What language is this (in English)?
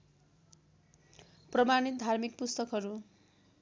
Nepali